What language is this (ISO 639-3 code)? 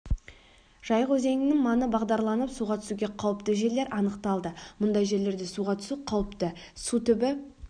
kaz